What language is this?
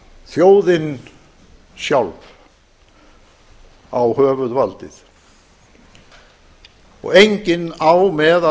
Icelandic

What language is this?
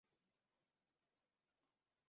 Swahili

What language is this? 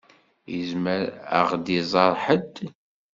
Kabyle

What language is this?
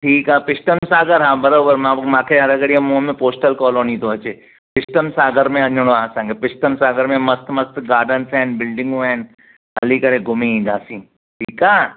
Sindhi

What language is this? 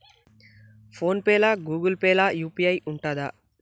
Telugu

